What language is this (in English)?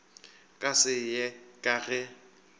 Northern Sotho